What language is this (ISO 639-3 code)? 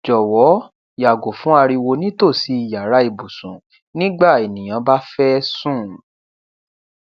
yor